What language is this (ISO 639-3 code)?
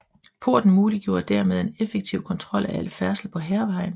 dan